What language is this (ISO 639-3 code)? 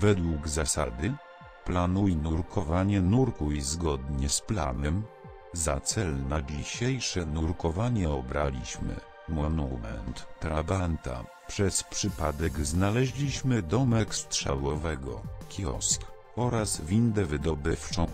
pol